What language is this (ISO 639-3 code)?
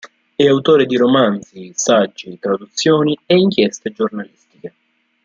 ita